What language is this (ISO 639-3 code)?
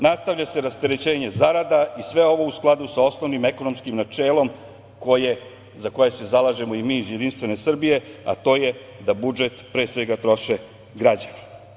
srp